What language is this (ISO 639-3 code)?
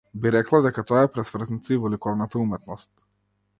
mkd